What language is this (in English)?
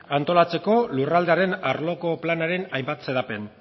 Basque